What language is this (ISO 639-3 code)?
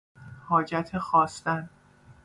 fas